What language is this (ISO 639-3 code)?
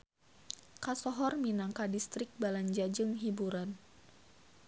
sun